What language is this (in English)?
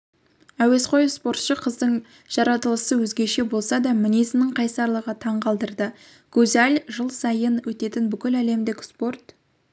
Kazakh